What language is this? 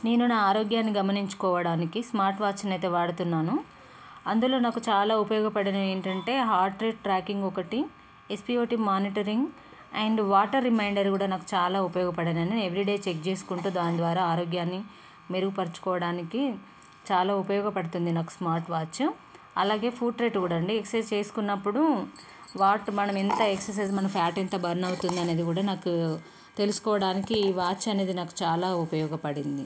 Telugu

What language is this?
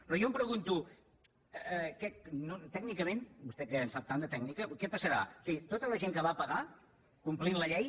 Catalan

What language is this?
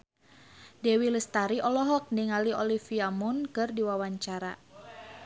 Sundanese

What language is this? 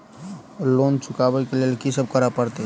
Maithili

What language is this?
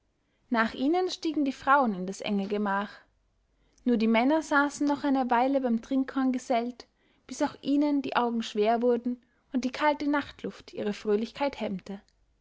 German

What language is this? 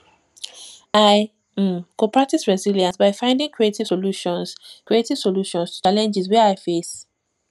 Nigerian Pidgin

